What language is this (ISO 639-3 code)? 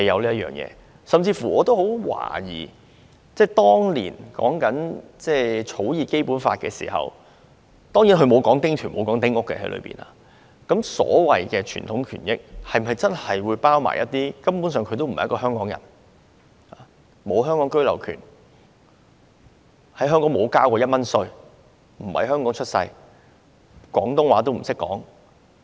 yue